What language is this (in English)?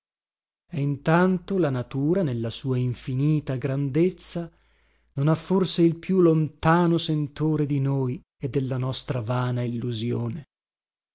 Italian